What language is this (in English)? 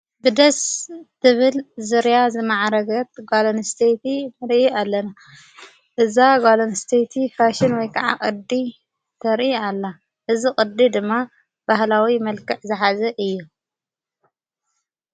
Tigrinya